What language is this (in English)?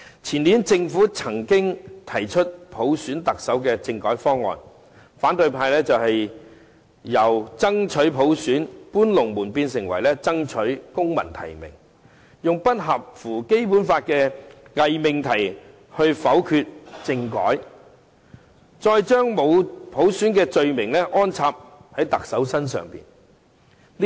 Cantonese